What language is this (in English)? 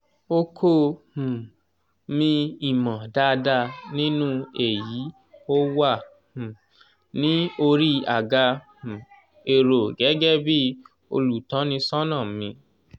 Yoruba